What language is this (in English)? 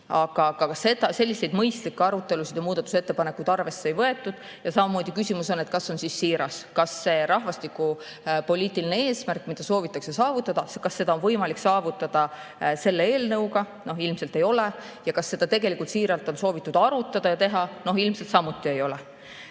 Estonian